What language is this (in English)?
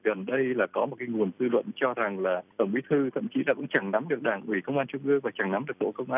Vietnamese